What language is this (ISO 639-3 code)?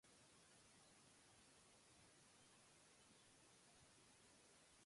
urd